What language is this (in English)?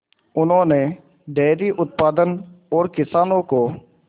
Hindi